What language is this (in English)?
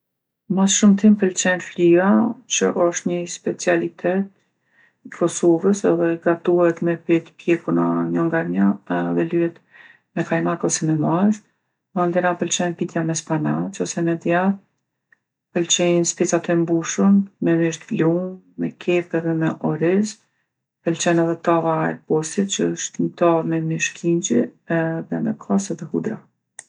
Gheg Albanian